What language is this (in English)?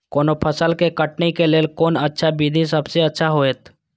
Maithili